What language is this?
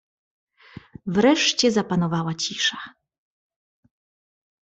Polish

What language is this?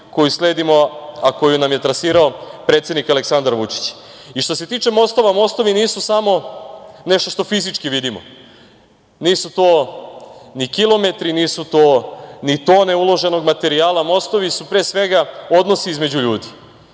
Serbian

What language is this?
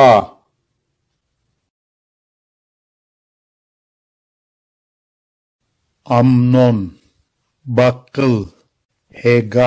Turkish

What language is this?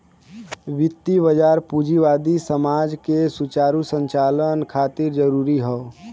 Bhojpuri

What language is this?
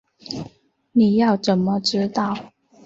Chinese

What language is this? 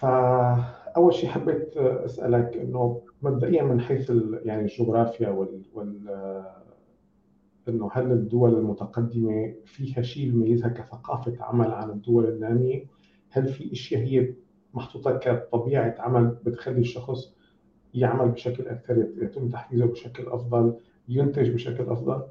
Arabic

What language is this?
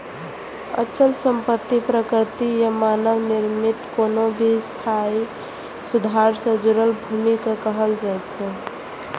Maithili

